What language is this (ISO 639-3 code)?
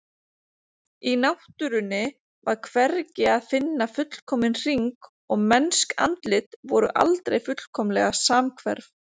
isl